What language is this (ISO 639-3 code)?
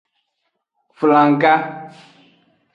ajg